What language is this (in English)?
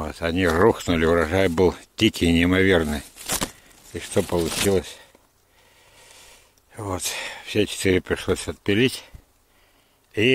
Russian